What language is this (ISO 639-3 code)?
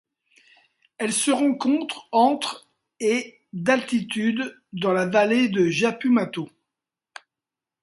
fra